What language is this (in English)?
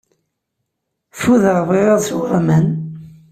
Kabyle